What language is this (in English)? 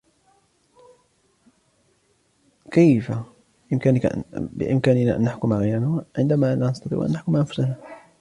Arabic